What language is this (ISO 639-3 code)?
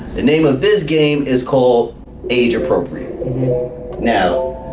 eng